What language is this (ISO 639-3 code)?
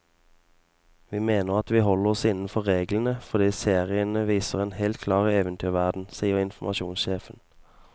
nor